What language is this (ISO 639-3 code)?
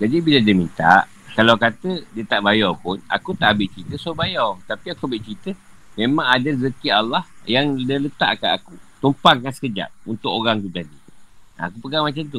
msa